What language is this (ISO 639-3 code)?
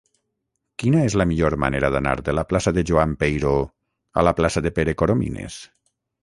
cat